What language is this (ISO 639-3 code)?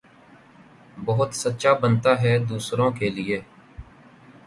urd